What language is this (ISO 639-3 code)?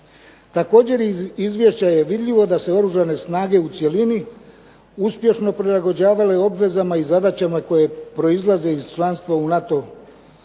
hrv